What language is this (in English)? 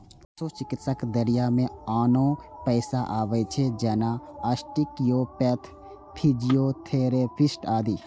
Maithili